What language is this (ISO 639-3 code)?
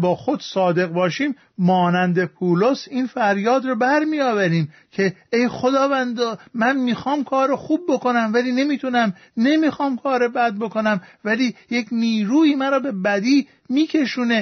fas